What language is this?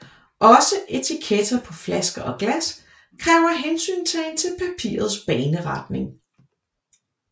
Danish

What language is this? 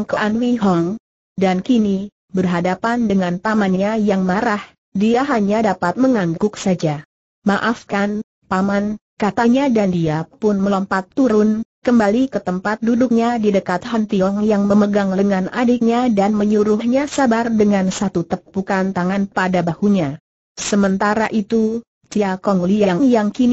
Indonesian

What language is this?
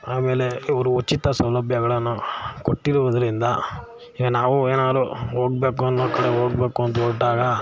Kannada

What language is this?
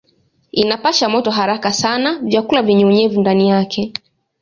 Swahili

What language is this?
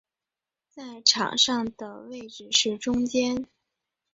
Chinese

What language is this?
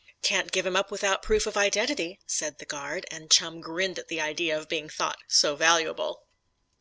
English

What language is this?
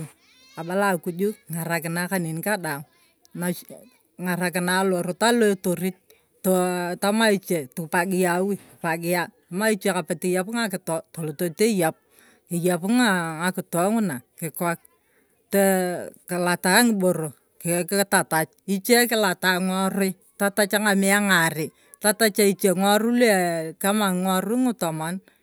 Turkana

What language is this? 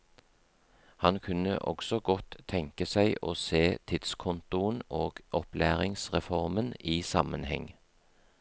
Norwegian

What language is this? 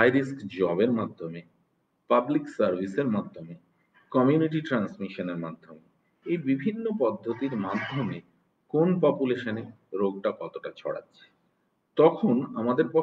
Romanian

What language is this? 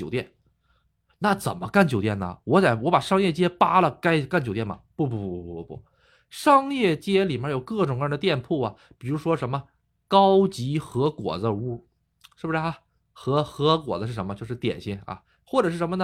Chinese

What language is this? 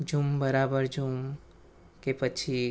Gujarati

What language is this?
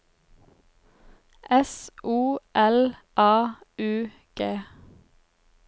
Norwegian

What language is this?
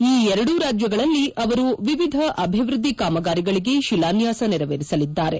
Kannada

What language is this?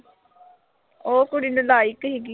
Punjabi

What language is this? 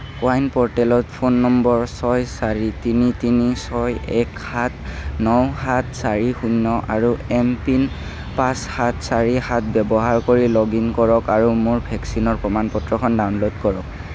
Assamese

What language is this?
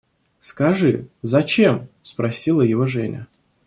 Russian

